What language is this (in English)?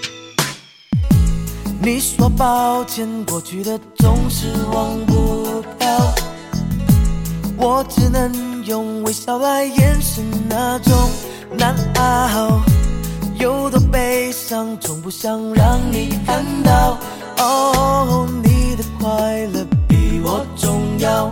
Chinese